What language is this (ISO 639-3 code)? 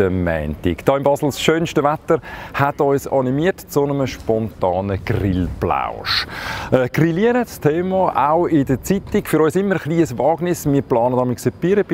deu